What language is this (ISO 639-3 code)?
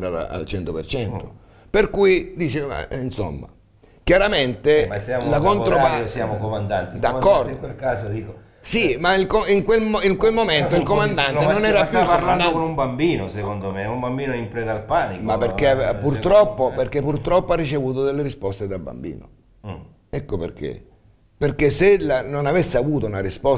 ita